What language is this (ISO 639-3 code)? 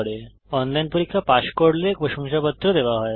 ben